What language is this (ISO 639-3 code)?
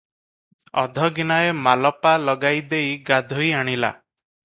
ori